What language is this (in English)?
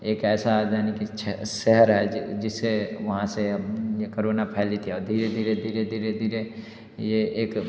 Hindi